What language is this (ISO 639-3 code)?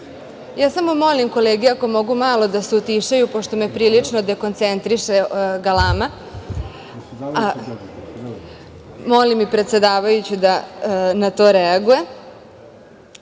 srp